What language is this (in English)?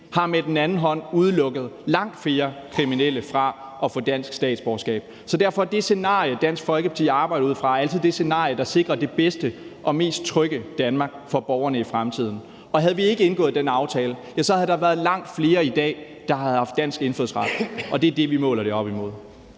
Danish